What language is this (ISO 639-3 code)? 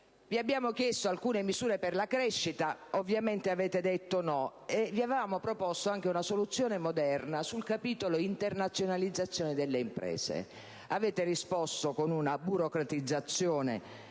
ita